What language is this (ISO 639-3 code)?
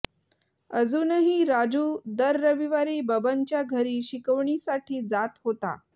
mar